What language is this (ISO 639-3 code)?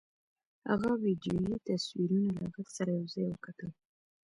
pus